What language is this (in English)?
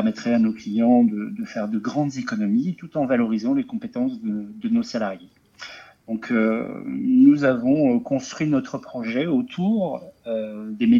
French